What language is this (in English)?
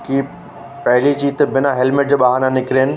Sindhi